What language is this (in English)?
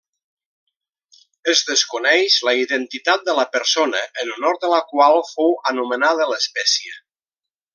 Catalan